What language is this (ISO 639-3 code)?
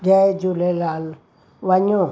snd